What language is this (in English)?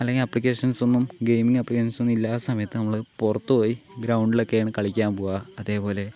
Malayalam